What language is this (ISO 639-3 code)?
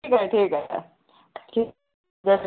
snd